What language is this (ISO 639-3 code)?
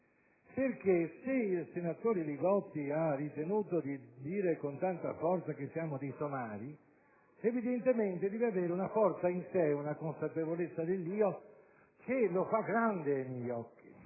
ita